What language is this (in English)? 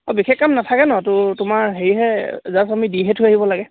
Assamese